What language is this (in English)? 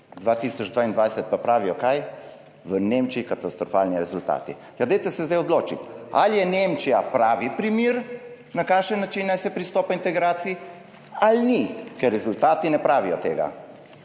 Slovenian